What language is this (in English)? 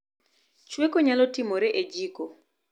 Luo (Kenya and Tanzania)